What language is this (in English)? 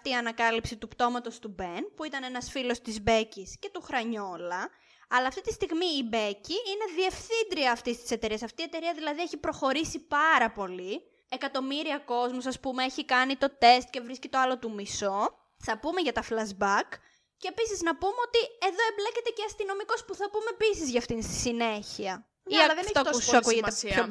Greek